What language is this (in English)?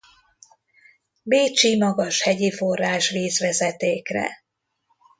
Hungarian